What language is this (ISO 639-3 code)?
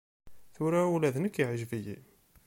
kab